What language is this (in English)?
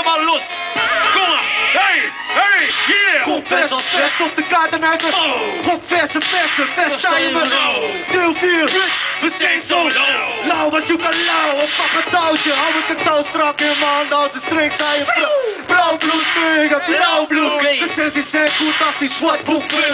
Romanian